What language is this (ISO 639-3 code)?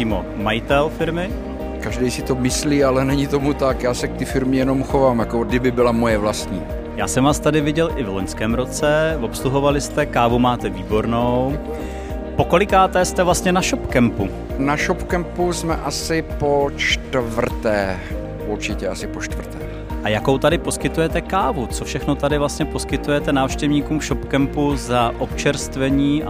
ces